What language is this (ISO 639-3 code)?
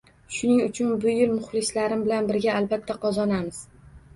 uzb